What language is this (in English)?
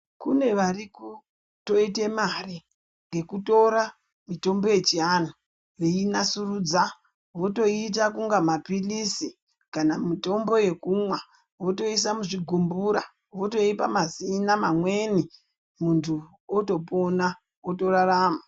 Ndau